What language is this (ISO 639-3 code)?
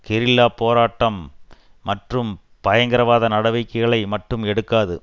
tam